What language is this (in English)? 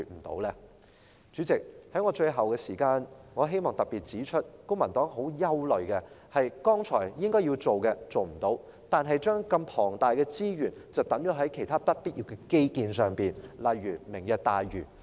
Cantonese